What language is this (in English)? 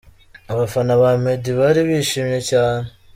Kinyarwanda